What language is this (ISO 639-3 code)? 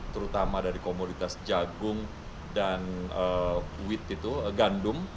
ind